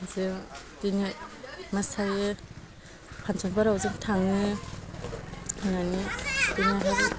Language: Bodo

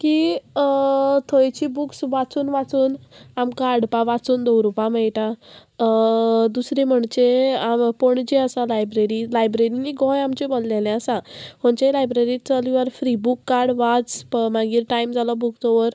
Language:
Konkani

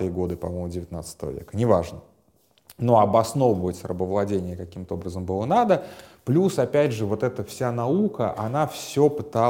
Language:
Russian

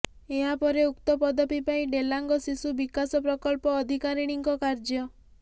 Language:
Odia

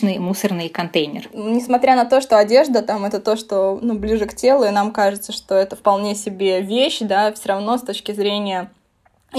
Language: Russian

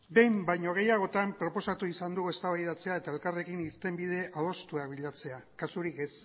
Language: Basque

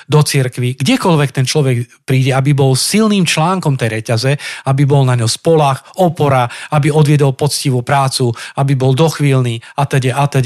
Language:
Slovak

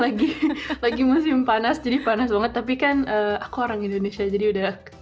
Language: Indonesian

